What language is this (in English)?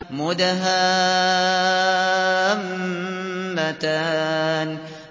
Arabic